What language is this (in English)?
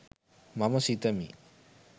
Sinhala